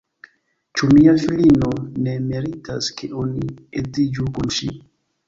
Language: Esperanto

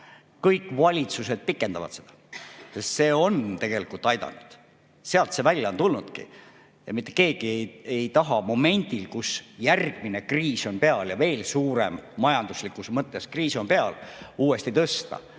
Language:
Estonian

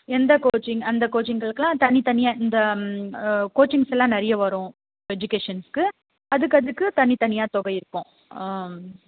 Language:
Tamil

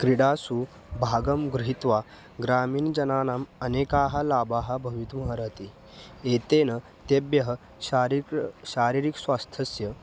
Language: Sanskrit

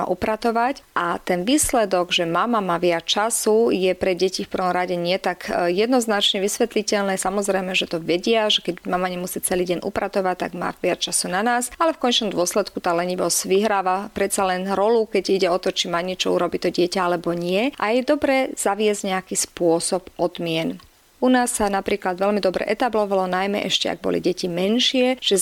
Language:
Slovak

